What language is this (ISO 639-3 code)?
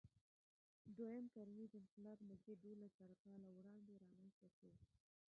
pus